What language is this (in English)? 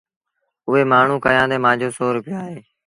Sindhi Bhil